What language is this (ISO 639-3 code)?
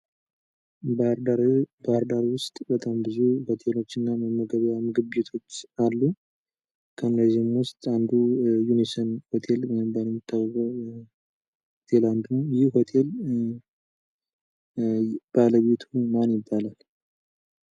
amh